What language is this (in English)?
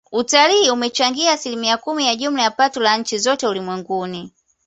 Swahili